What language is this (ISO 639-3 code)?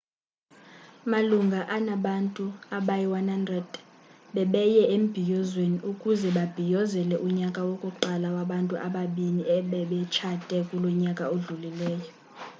xho